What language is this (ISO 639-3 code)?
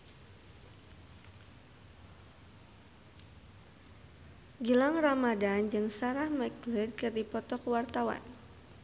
sun